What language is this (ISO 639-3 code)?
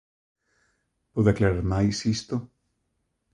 glg